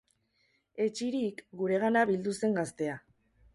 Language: Basque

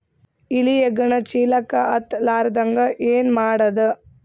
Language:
Kannada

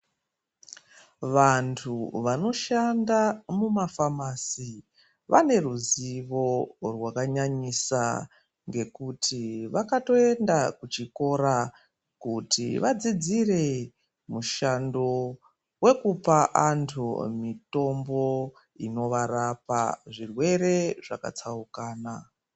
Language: Ndau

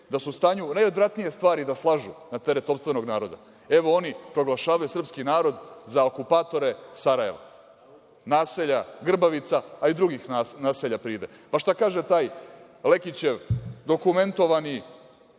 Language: Serbian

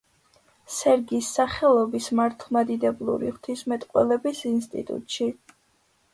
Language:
Georgian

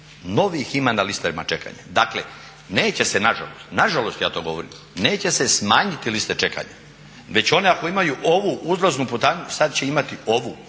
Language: Croatian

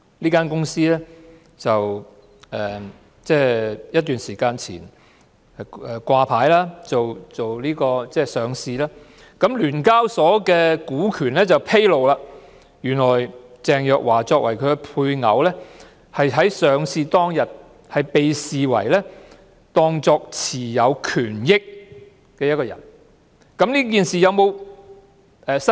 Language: Cantonese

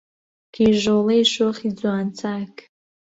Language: Central Kurdish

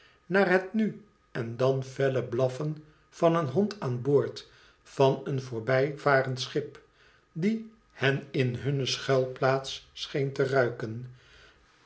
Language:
Dutch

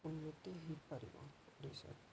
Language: Odia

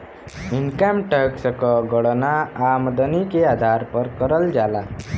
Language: Bhojpuri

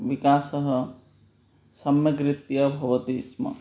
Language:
Sanskrit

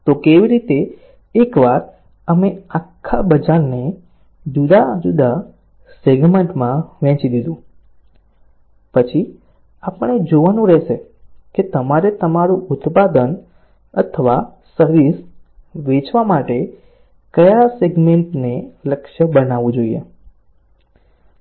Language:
Gujarati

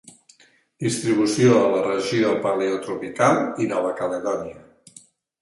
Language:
Catalan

